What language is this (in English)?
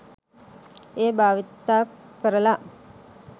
Sinhala